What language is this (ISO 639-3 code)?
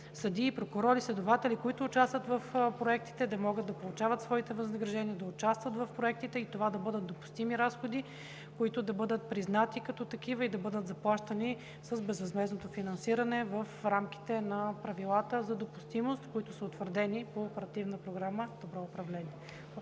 bul